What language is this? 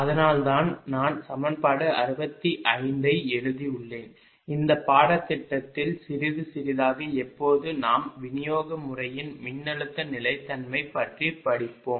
Tamil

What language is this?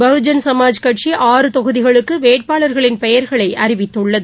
Tamil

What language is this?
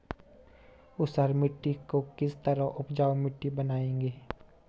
Hindi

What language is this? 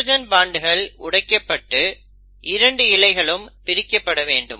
Tamil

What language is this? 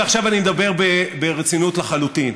Hebrew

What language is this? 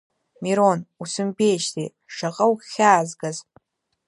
Abkhazian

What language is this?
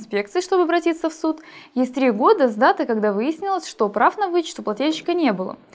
Russian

